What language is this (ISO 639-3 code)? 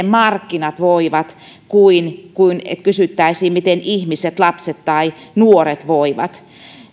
fin